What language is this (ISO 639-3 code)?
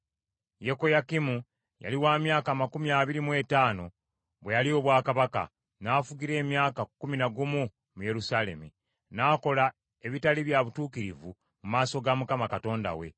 lug